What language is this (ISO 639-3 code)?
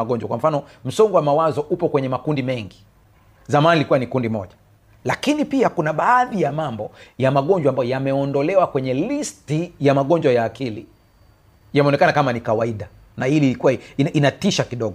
swa